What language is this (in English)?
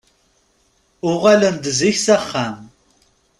Kabyle